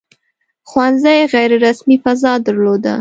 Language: Pashto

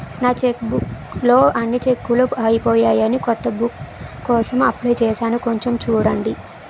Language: Telugu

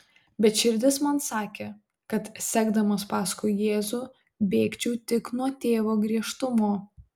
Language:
Lithuanian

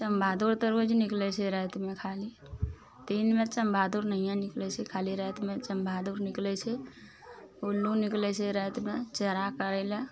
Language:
Maithili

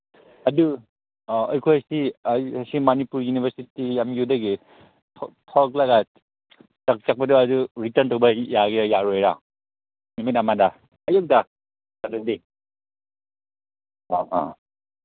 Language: Manipuri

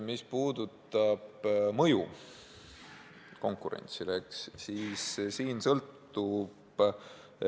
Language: Estonian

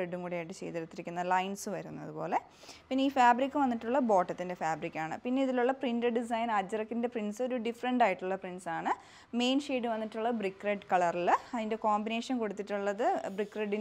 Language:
Malayalam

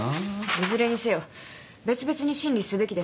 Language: Japanese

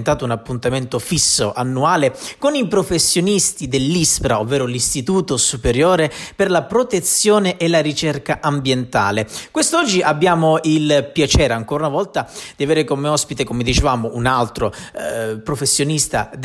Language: Italian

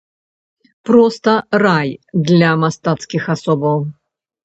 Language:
Belarusian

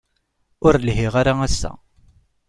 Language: Kabyle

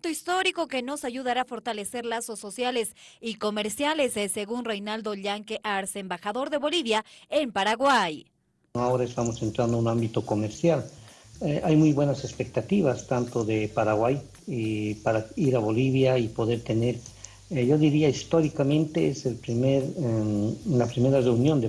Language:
Spanish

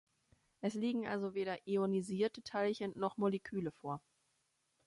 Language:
German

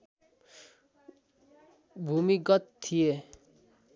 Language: Nepali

